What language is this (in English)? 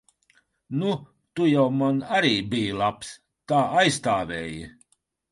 Latvian